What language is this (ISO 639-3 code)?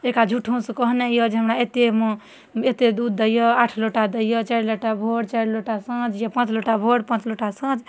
mai